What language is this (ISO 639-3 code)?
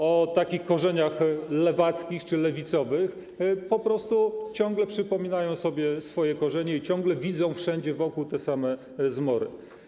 pol